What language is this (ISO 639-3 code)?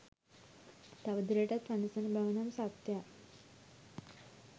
sin